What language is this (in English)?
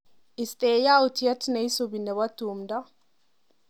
Kalenjin